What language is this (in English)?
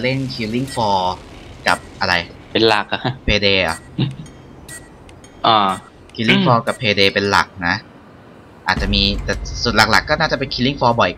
Thai